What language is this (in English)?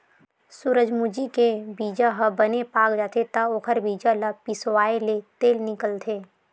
Chhattisgarhi